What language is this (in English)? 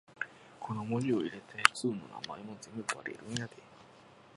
Japanese